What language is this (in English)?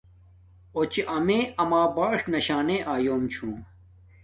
Domaaki